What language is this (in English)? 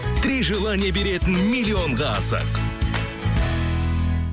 Kazakh